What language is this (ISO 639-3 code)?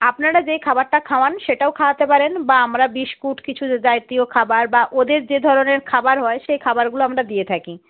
ben